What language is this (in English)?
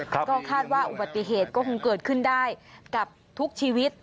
Thai